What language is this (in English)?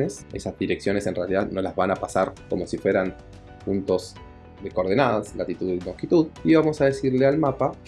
Spanish